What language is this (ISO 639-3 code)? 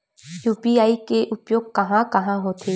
hne